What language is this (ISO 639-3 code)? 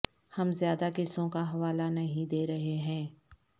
urd